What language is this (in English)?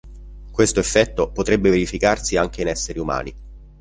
Italian